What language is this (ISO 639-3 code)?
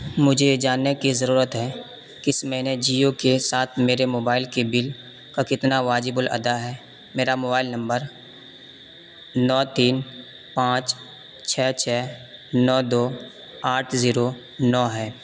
urd